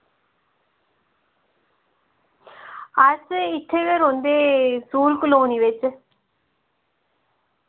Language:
Dogri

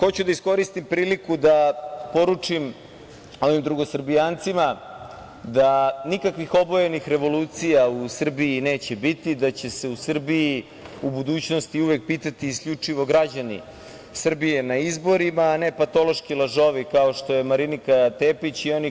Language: Serbian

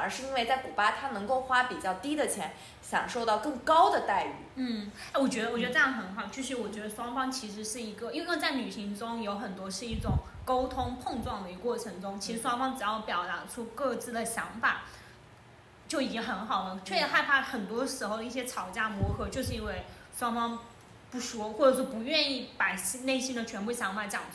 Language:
Chinese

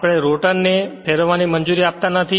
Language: Gujarati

